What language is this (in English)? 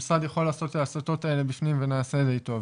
Hebrew